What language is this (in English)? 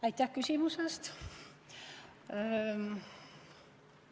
Estonian